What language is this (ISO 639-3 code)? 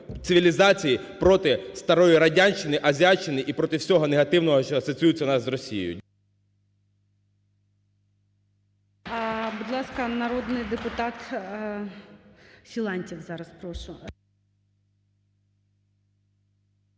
ukr